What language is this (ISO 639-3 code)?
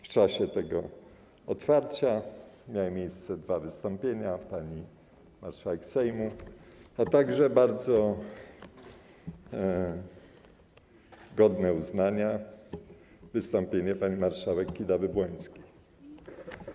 pol